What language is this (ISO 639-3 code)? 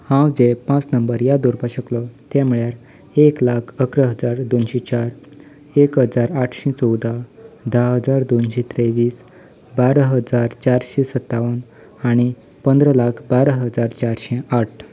kok